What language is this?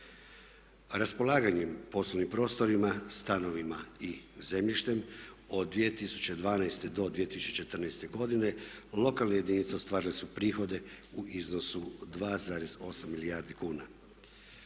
Croatian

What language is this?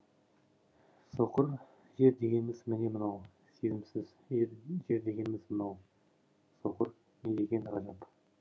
Kazakh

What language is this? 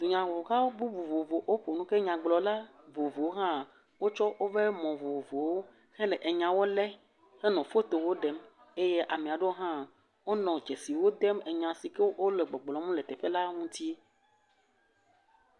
Ewe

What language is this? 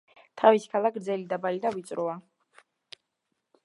Georgian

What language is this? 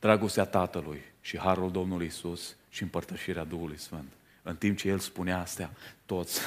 Romanian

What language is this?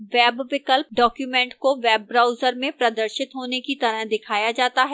Hindi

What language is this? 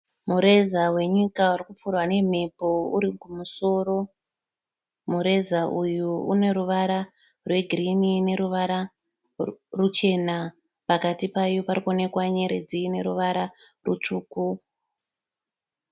Shona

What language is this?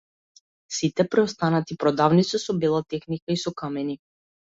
Macedonian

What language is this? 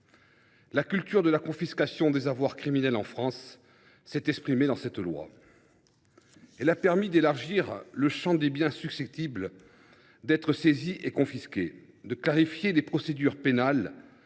French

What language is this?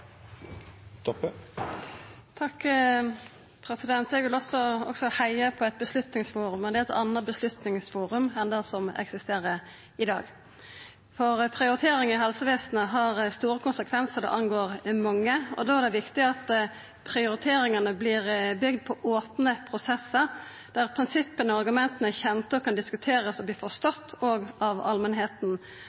Norwegian Nynorsk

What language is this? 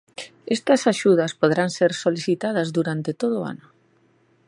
Galician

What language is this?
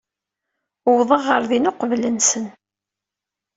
Kabyle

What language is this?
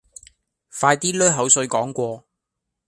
Cantonese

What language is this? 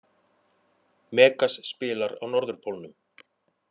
Icelandic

